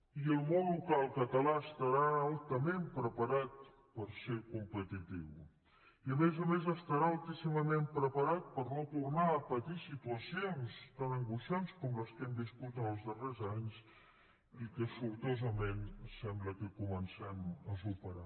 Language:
Catalan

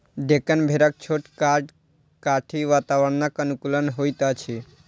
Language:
Maithili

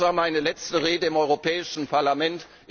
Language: German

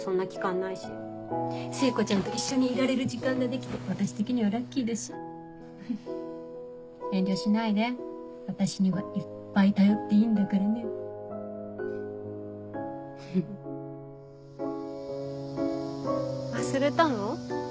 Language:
Japanese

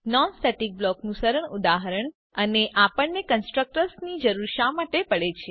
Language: Gujarati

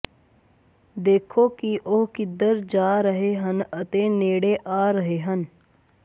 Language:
Punjabi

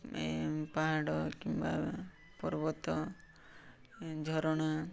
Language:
Odia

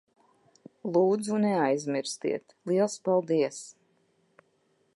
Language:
Latvian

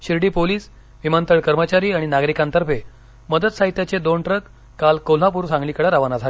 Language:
Marathi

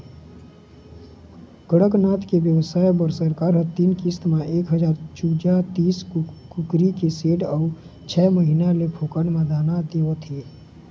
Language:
Chhattisgarhi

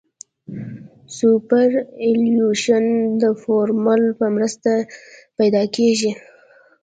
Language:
Pashto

